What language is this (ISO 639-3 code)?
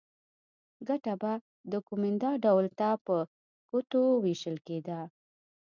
pus